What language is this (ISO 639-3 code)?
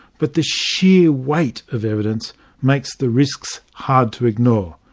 eng